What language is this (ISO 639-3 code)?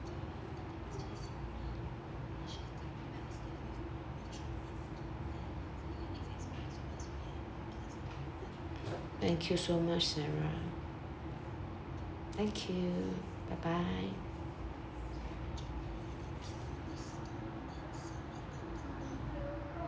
eng